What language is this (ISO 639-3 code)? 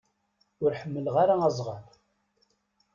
kab